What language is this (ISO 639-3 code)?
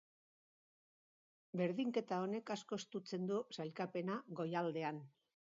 eus